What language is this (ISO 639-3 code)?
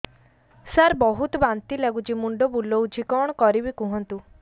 ori